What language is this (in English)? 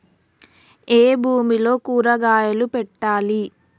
Telugu